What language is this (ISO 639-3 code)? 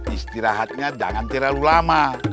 ind